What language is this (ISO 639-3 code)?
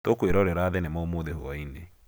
kik